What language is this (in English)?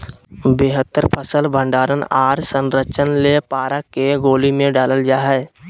Magahi